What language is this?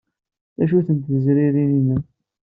Kabyle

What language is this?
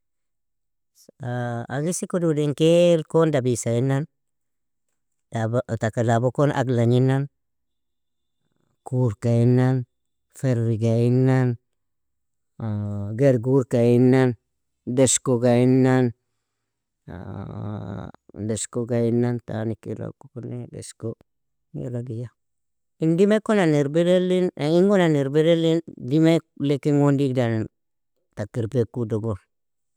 Nobiin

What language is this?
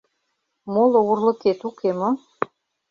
Mari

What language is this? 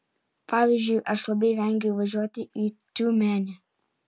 Lithuanian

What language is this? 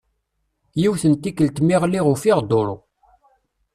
Kabyle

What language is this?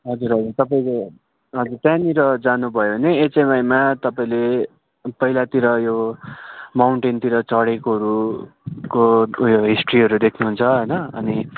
Nepali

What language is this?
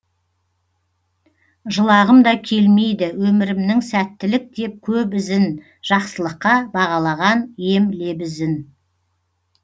Kazakh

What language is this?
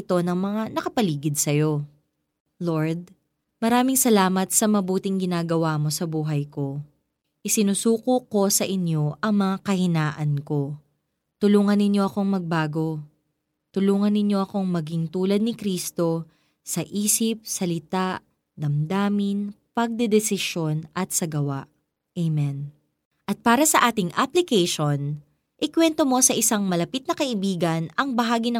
Filipino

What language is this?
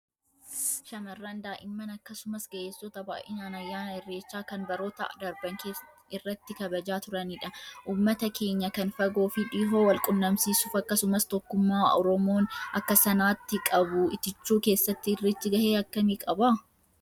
Oromo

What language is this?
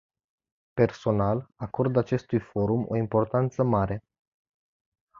Romanian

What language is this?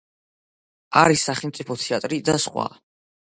Georgian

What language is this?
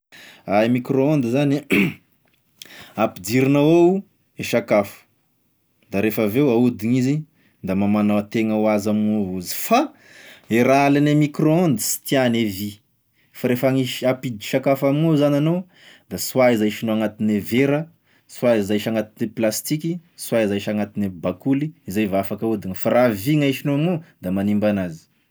Tesaka Malagasy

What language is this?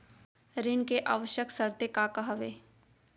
Chhattisgarhi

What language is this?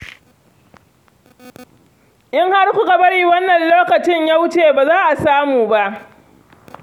Hausa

